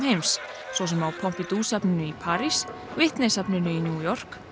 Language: Icelandic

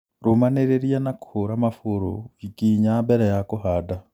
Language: Kikuyu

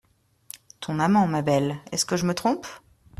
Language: French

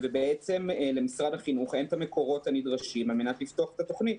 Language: Hebrew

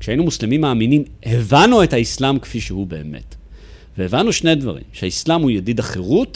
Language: Hebrew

